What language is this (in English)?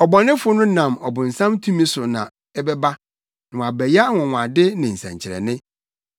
Akan